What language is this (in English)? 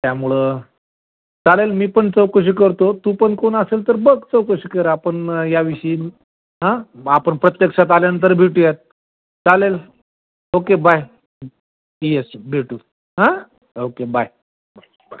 Marathi